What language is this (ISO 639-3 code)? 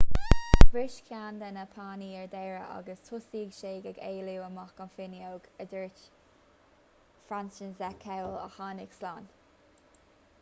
gle